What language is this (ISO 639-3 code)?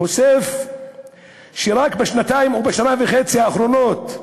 heb